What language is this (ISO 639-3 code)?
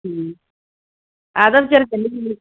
kan